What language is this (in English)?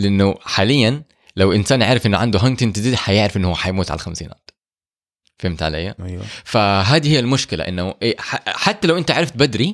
Arabic